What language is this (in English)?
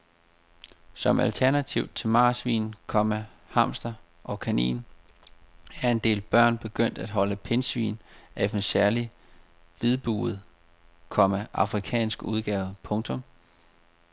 Danish